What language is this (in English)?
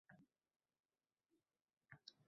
Uzbek